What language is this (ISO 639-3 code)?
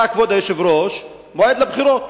heb